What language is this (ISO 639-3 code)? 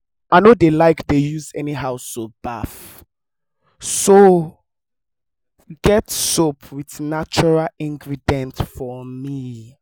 pcm